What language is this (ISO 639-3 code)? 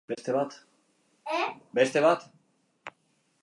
eus